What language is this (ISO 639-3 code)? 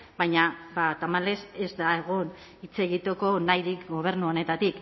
eus